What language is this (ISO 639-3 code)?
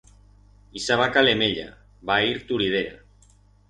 arg